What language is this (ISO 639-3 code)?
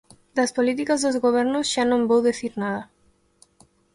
glg